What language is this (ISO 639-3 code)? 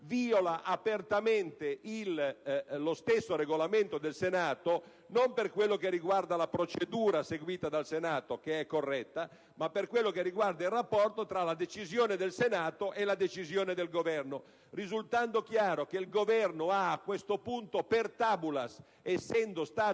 ita